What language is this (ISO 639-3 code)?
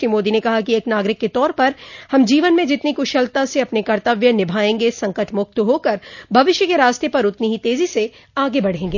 hin